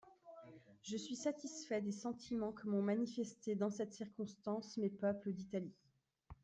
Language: French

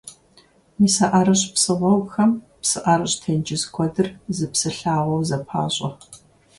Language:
Kabardian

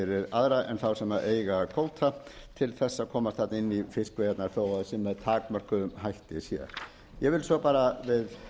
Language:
Icelandic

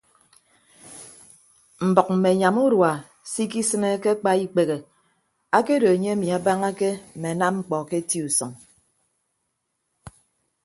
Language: Ibibio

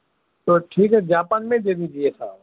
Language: Urdu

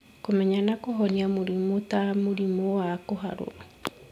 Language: Kikuyu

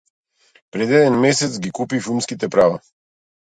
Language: Macedonian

